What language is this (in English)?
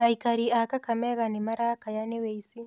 Kikuyu